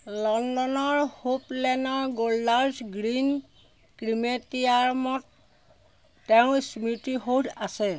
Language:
Assamese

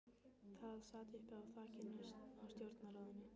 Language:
Icelandic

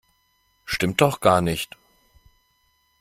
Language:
German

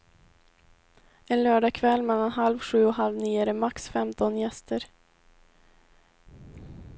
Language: Swedish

